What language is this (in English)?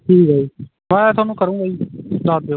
Punjabi